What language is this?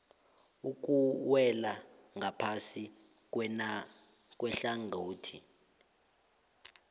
South Ndebele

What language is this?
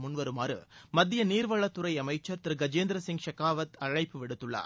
Tamil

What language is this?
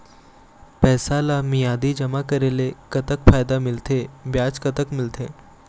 Chhattisgarhi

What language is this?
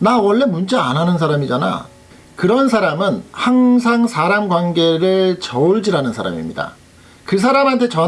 Korean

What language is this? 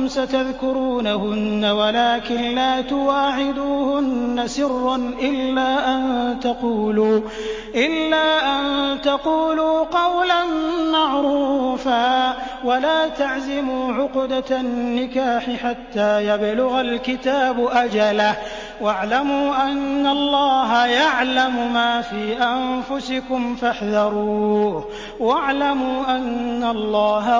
Arabic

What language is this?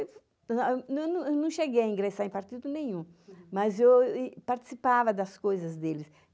Portuguese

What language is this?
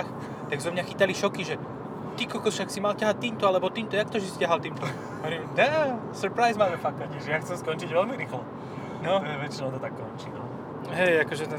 Slovak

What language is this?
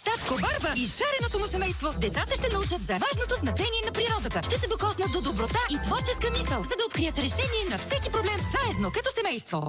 Bulgarian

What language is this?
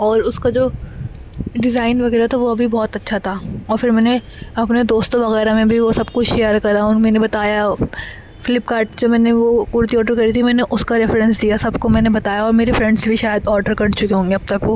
Urdu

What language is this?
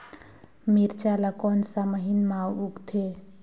Chhattisgarhi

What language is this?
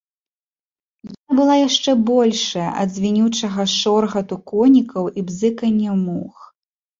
Belarusian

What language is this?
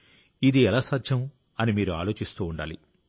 Telugu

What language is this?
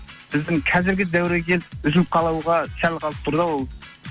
Kazakh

